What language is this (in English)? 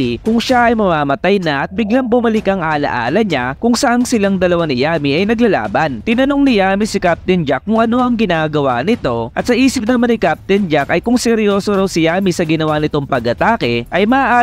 Filipino